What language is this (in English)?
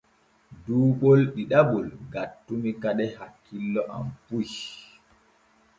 Borgu Fulfulde